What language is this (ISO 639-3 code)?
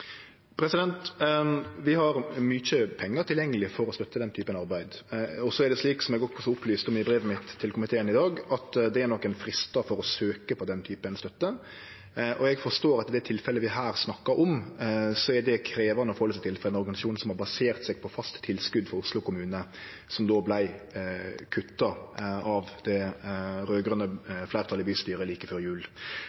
nor